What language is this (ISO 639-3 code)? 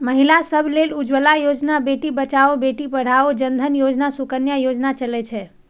mai